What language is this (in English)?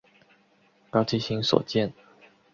Chinese